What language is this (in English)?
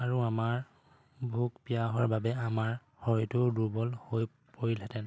Assamese